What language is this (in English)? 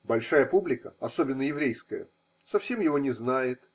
Russian